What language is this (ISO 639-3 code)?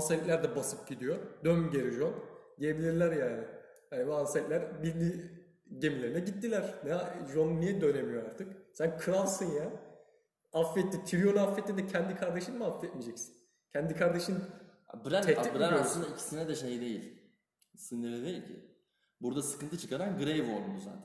tur